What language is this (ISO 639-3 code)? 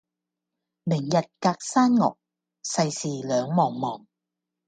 yue